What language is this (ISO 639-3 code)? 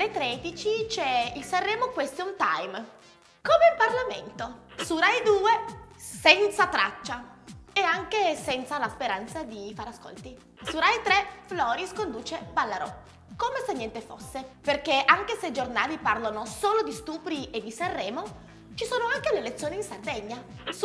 ita